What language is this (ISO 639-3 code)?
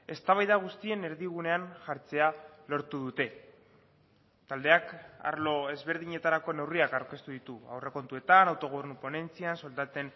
eus